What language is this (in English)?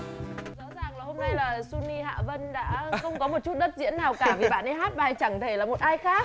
Vietnamese